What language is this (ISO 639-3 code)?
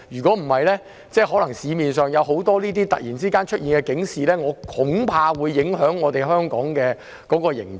yue